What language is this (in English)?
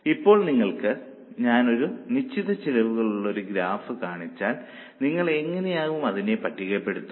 Malayalam